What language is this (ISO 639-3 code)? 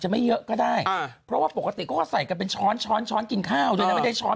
tha